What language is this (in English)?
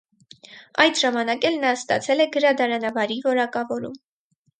Armenian